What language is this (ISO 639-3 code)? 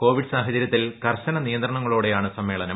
mal